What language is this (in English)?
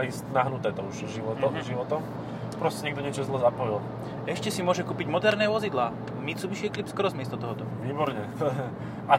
Slovak